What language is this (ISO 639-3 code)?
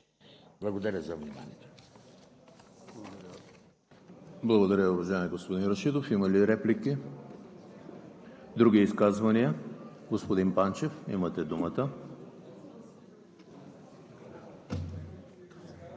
bul